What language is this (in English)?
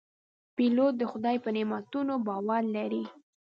Pashto